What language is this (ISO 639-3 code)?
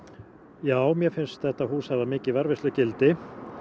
isl